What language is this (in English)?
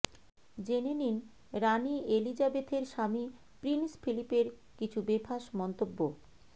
Bangla